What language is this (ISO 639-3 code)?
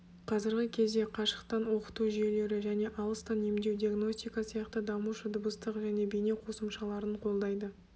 kaz